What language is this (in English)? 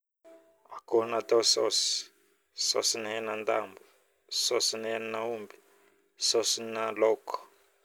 Northern Betsimisaraka Malagasy